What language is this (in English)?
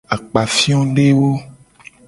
Gen